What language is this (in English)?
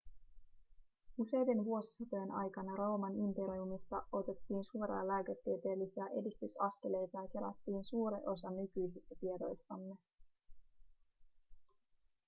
Finnish